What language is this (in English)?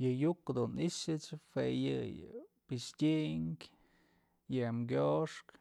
Mazatlán Mixe